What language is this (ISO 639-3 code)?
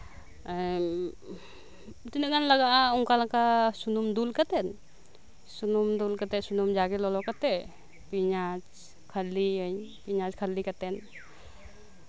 sat